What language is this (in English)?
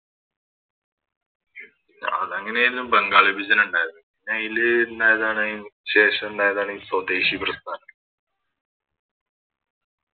Malayalam